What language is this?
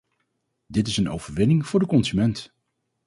Dutch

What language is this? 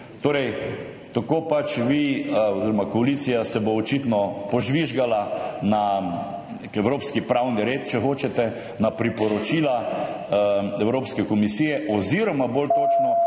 Slovenian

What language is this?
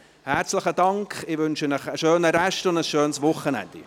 Swiss German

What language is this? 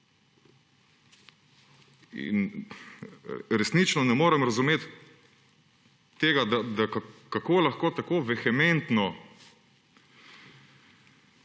Slovenian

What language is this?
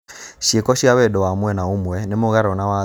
Kikuyu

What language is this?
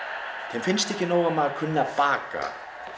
Icelandic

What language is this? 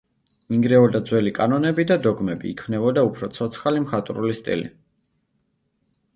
Georgian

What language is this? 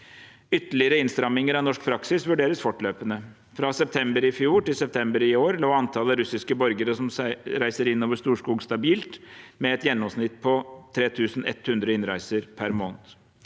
Norwegian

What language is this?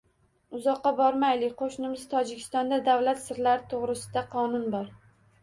Uzbek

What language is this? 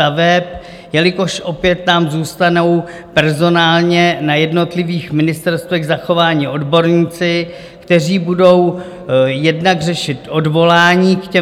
Czech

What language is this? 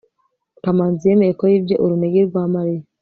Kinyarwanda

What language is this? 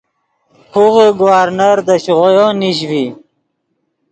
Yidgha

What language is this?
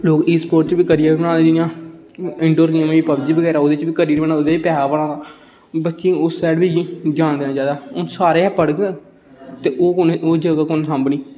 Dogri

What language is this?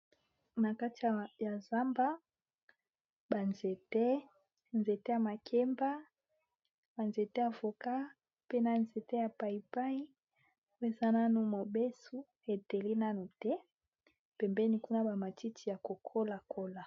Lingala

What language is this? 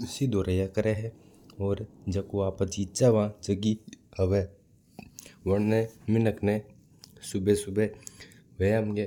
Mewari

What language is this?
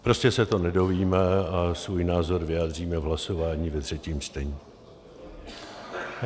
Czech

